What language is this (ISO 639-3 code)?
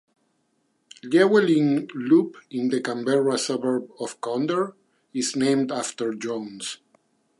eng